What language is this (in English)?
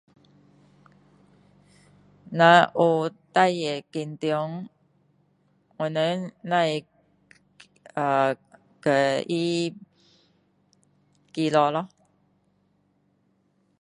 Min Dong Chinese